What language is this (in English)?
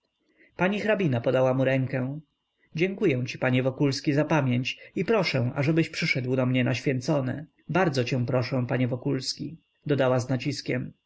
Polish